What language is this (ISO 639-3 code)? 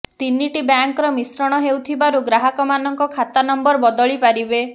ori